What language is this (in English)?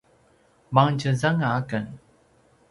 Paiwan